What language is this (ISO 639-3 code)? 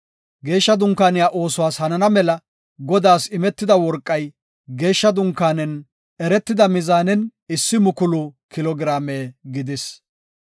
gof